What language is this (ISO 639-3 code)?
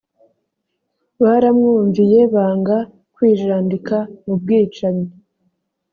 kin